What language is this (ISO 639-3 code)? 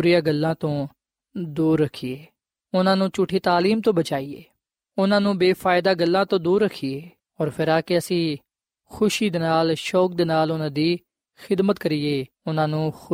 pan